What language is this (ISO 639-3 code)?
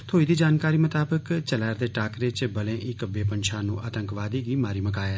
doi